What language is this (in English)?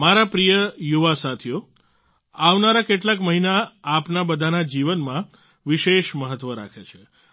Gujarati